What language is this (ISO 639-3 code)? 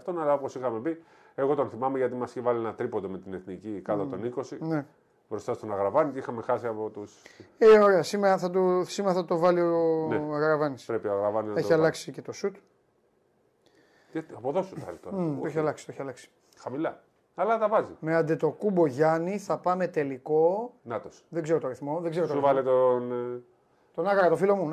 ell